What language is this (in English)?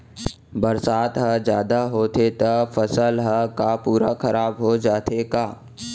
Chhattisgarhi